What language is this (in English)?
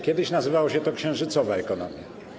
Polish